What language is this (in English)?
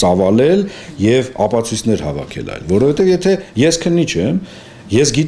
Romanian